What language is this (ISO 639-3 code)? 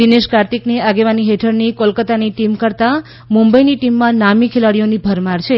guj